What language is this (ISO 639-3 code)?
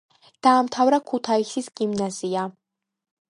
kat